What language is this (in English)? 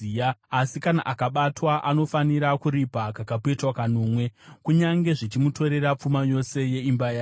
Shona